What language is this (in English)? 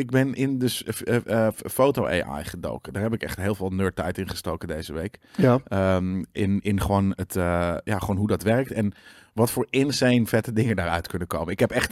Dutch